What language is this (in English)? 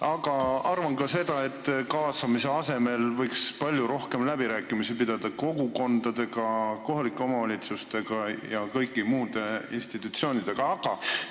Estonian